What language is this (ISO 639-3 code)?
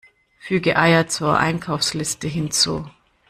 deu